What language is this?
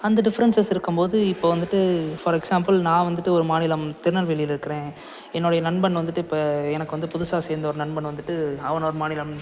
Tamil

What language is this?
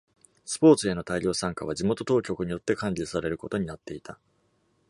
Japanese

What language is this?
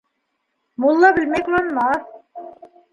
Bashkir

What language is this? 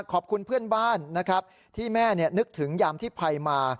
Thai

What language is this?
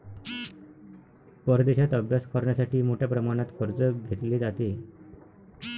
Marathi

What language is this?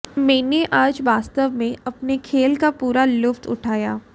Hindi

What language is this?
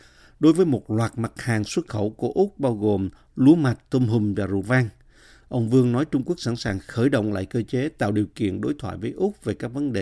Vietnamese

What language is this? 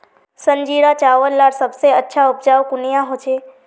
Magahi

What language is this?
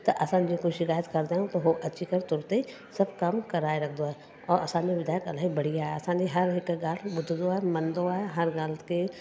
Sindhi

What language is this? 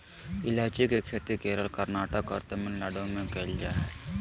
Magahi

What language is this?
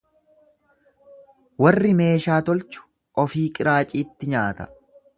Oromo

